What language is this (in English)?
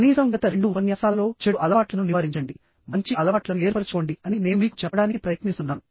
Telugu